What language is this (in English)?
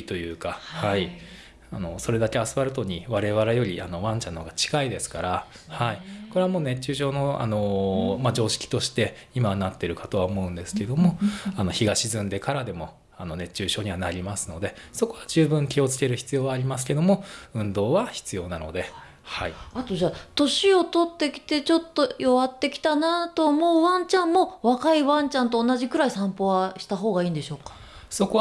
Japanese